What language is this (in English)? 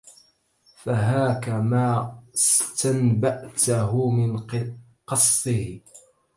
Arabic